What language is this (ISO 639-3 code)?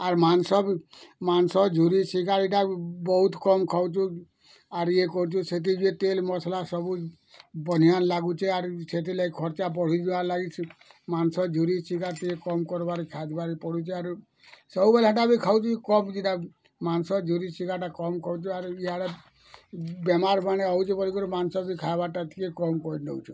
ori